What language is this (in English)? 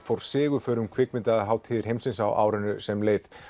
Icelandic